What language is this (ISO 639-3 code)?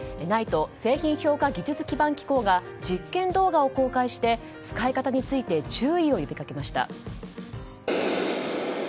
jpn